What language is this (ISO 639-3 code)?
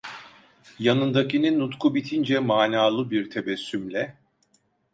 tur